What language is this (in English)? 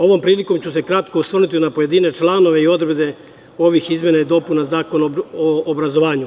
Serbian